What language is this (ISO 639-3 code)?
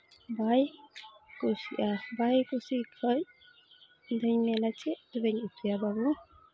sat